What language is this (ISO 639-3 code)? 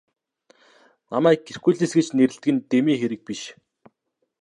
mon